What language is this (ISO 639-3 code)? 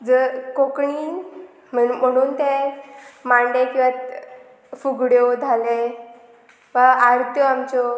kok